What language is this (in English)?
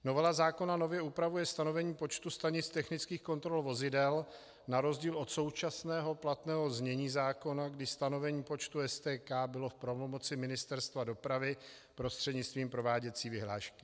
Czech